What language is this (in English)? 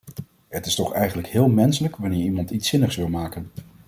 Dutch